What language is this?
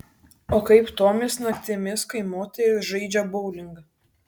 Lithuanian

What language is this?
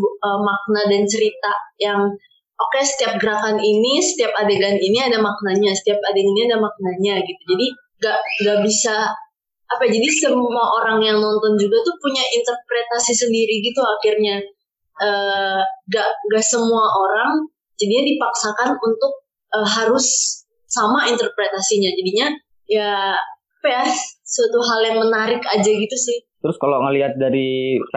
Indonesian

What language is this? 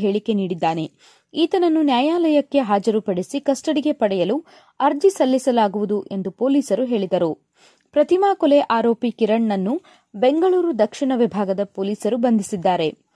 Kannada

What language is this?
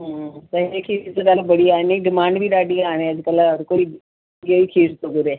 Sindhi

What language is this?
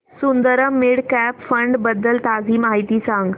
Marathi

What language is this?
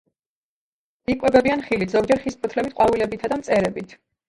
Georgian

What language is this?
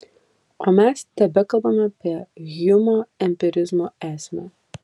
Lithuanian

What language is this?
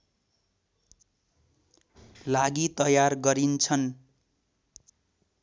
Nepali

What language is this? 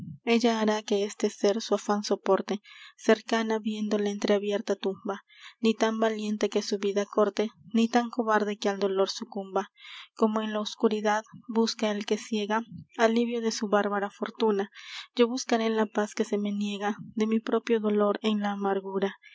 Spanish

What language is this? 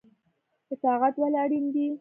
Pashto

